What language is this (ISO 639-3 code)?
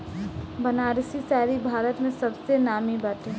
bho